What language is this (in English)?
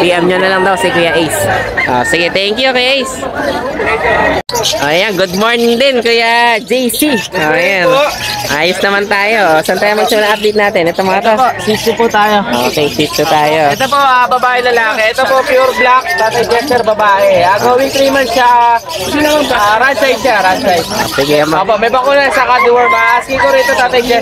Filipino